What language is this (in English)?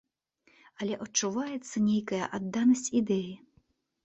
Belarusian